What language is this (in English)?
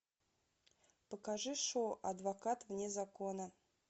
Russian